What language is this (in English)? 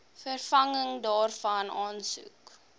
Afrikaans